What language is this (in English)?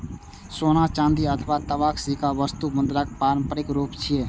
Maithili